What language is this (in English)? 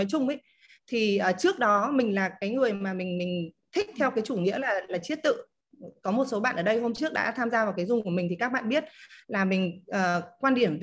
Vietnamese